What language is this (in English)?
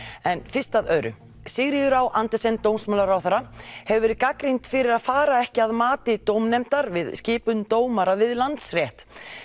Icelandic